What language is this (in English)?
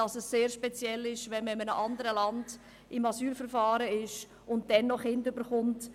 Swiss German